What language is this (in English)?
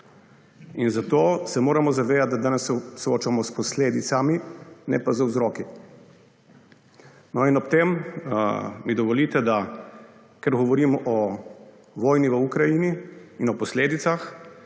Slovenian